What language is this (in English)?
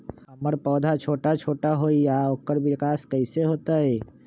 Magahi